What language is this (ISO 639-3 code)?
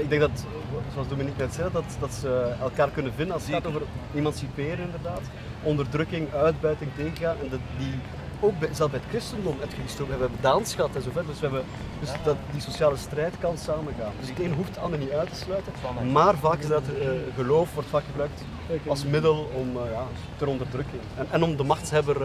nld